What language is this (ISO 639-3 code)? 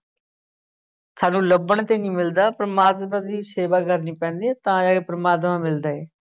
pan